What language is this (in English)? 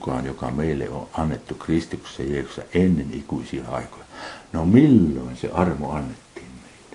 Finnish